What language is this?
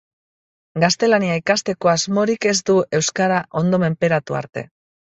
Basque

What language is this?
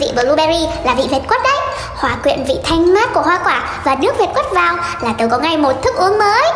Vietnamese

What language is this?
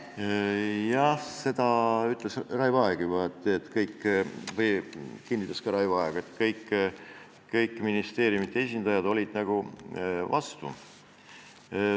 Estonian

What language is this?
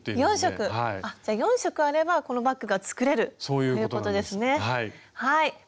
Japanese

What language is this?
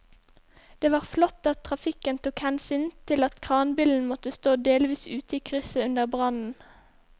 Norwegian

